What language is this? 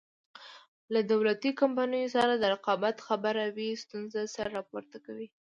Pashto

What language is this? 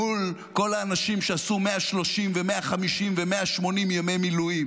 Hebrew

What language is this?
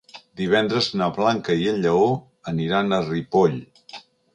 Catalan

